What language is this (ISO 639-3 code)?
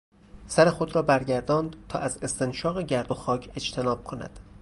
fas